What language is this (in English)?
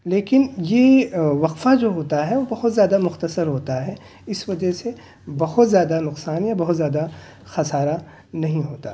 Urdu